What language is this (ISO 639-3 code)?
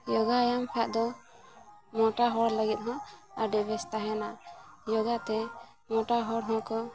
sat